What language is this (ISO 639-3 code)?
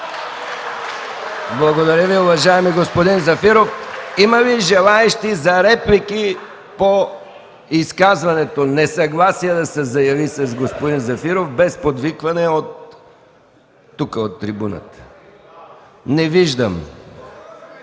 bul